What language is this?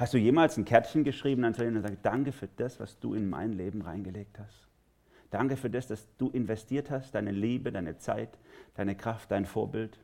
German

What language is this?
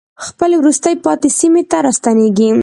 Pashto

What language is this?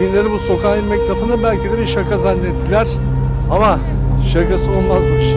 Turkish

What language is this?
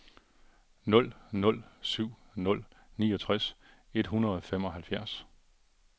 Danish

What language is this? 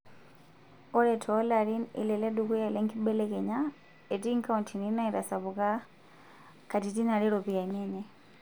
Masai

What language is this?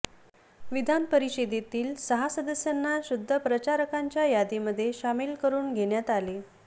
Marathi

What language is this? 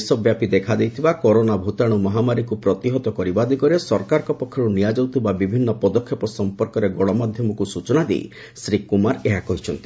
Odia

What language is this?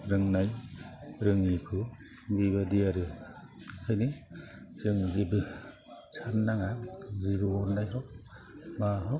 Bodo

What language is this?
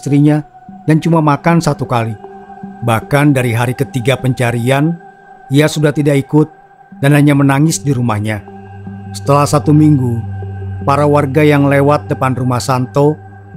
Indonesian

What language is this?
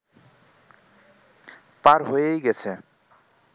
Bangla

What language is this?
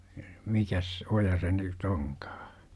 Finnish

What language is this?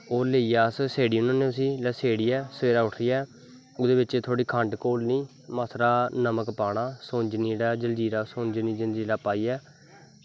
Dogri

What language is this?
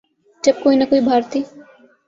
Urdu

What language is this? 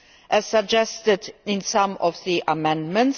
English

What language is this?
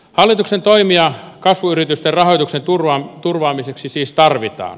Finnish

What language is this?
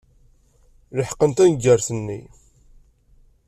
Kabyle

